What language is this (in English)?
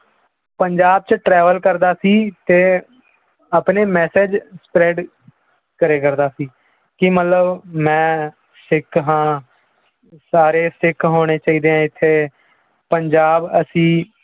Punjabi